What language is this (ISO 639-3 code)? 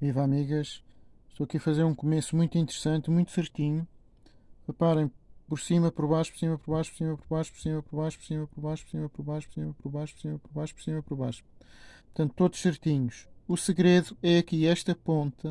por